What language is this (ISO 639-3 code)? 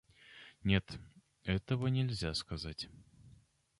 rus